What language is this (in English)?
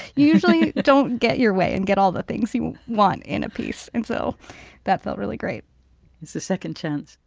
English